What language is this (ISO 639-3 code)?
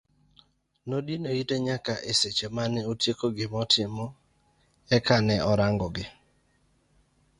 luo